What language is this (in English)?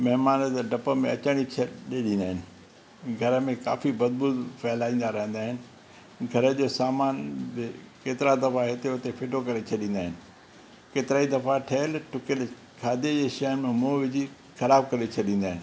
Sindhi